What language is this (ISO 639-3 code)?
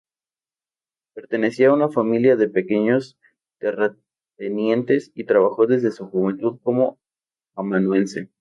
spa